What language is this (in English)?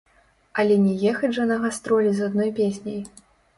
Belarusian